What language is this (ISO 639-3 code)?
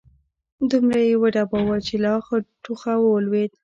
pus